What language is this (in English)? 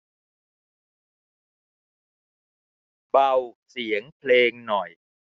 Thai